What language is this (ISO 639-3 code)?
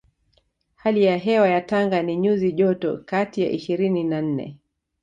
swa